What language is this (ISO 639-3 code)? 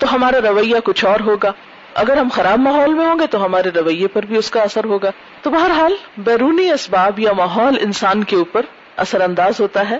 urd